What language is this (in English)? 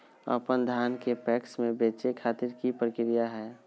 Magahi